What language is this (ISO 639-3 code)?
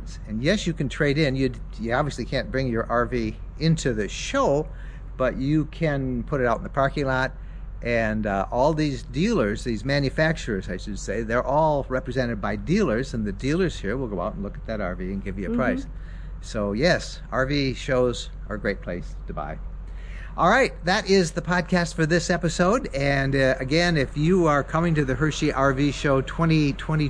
eng